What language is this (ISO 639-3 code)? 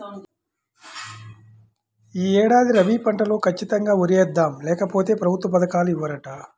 tel